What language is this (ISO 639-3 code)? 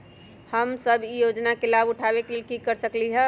mag